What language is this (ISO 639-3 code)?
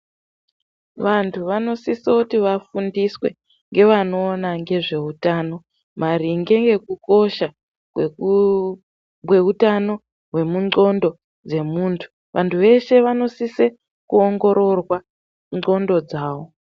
ndc